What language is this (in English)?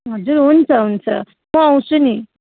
Nepali